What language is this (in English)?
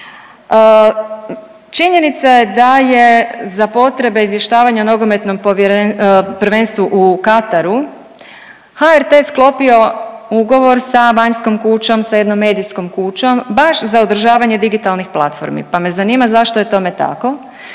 Croatian